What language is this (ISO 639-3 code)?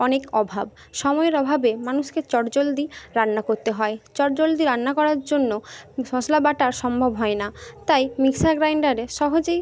ben